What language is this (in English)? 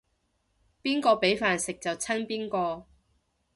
Cantonese